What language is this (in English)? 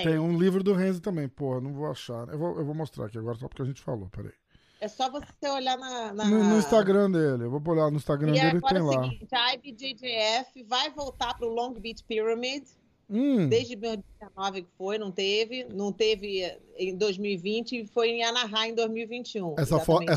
Portuguese